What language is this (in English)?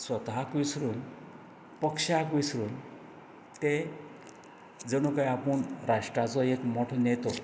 Konkani